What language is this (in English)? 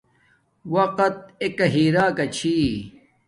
Domaaki